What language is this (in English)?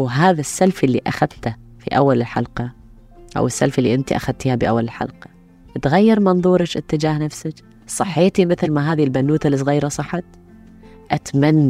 Arabic